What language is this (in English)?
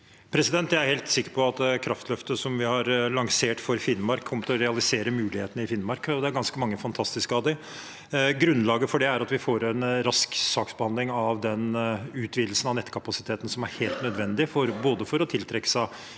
Norwegian